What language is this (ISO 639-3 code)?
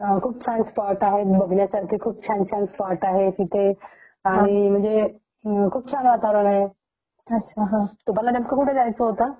mar